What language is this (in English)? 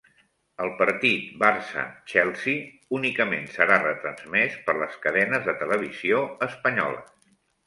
Catalan